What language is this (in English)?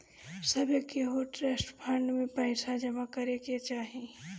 Bhojpuri